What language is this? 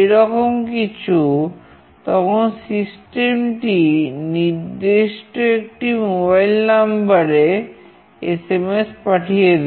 Bangla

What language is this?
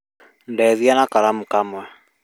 Kikuyu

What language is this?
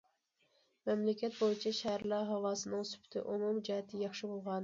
Uyghur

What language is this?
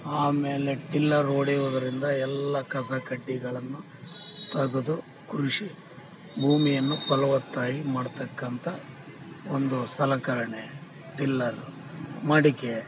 Kannada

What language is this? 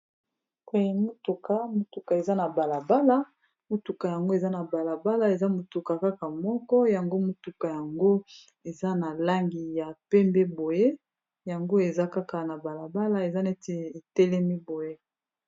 Lingala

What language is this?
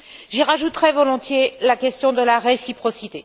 French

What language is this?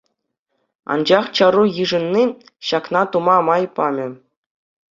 Chuvash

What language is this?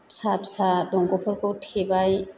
Bodo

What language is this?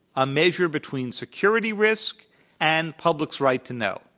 English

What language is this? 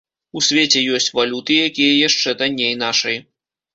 Belarusian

